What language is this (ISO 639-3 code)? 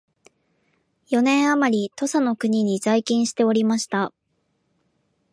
jpn